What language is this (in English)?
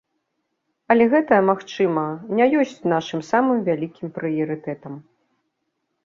Belarusian